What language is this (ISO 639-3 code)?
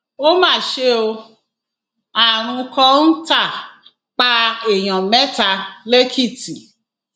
yor